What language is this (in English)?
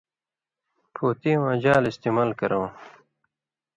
Indus Kohistani